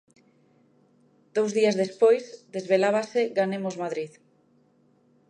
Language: Galician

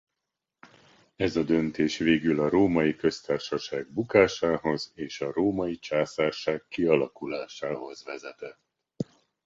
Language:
Hungarian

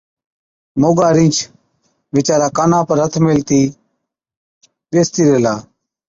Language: Od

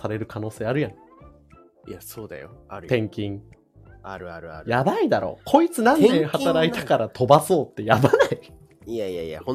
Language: Japanese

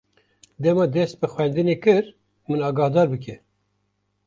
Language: Kurdish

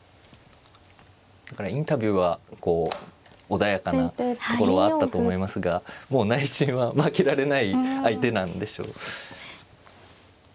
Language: Japanese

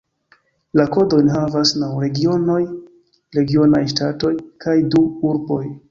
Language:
Esperanto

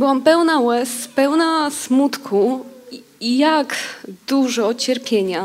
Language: Polish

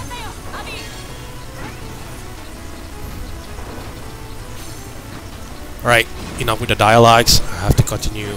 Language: English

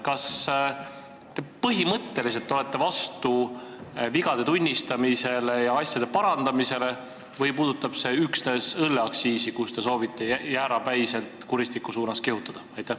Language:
Estonian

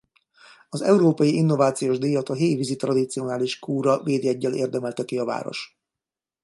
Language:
Hungarian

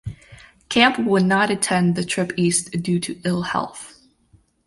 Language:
English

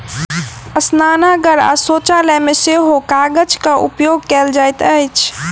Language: Maithili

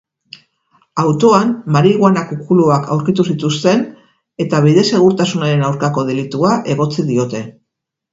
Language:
Basque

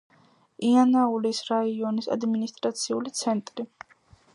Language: Georgian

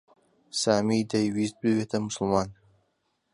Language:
Central Kurdish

